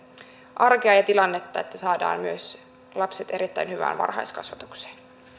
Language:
Finnish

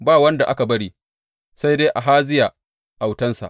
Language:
Hausa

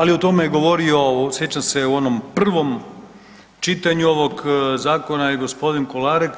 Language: Croatian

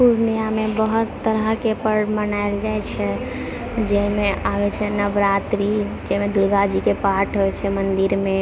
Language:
Maithili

